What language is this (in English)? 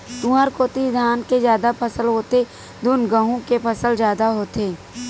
Chhattisgarhi